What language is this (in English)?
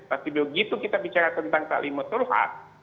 Indonesian